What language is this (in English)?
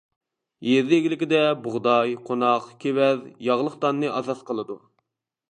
Uyghur